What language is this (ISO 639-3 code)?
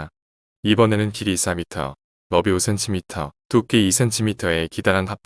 kor